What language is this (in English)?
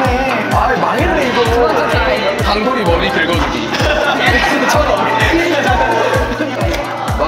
Korean